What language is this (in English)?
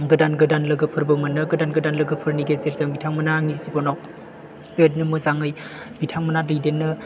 Bodo